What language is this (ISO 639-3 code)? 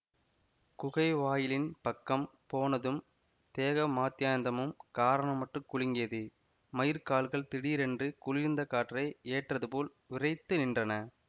tam